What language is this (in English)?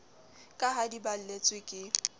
Southern Sotho